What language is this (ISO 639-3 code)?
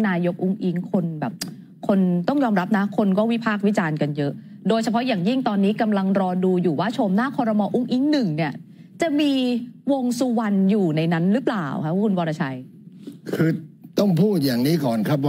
tha